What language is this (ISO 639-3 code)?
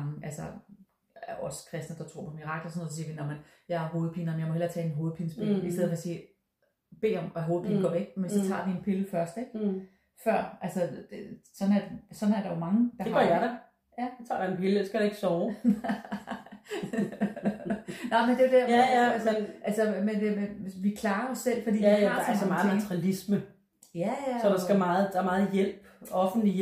dan